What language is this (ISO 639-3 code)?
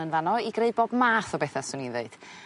cym